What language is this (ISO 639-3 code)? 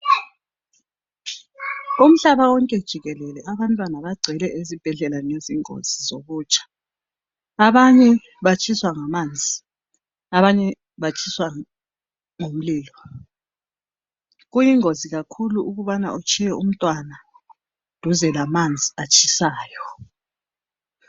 nde